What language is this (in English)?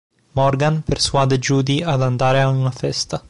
Italian